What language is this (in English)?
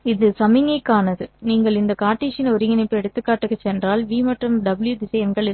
Tamil